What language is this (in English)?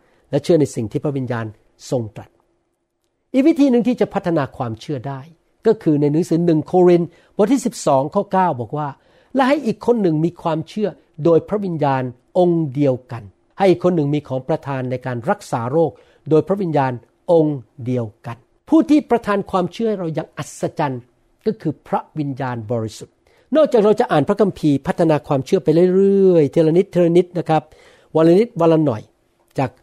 Thai